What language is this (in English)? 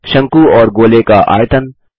Hindi